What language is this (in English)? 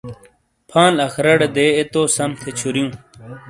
Shina